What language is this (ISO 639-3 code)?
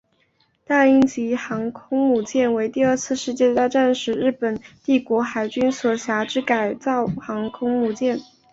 zho